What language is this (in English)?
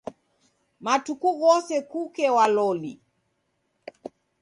Taita